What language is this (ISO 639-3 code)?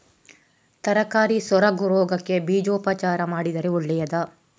kan